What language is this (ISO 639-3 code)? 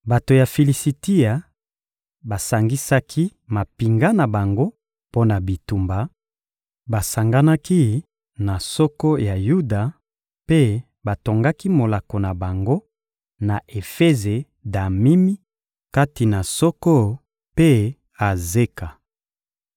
lin